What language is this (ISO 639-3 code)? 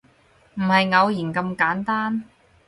yue